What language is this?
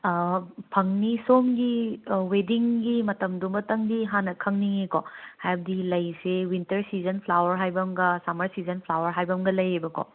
Manipuri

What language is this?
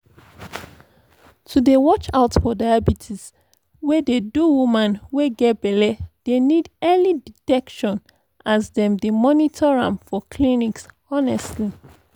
Nigerian Pidgin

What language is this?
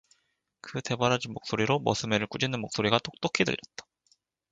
Korean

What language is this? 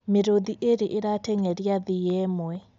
Kikuyu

